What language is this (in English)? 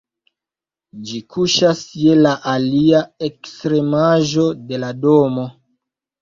Esperanto